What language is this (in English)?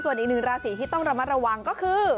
Thai